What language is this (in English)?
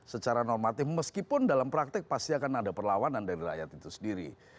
Indonesian